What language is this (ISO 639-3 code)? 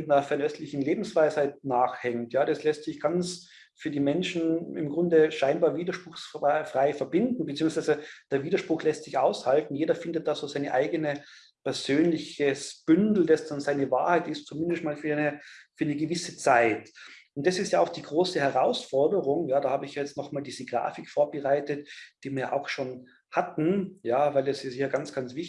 deu